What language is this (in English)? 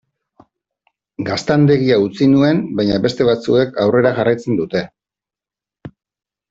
Basque